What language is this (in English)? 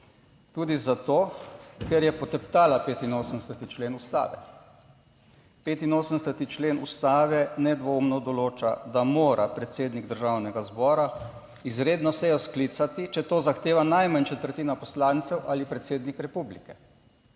Slovenian